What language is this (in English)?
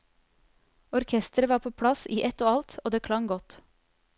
Norwegian